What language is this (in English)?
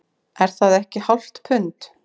Icelandic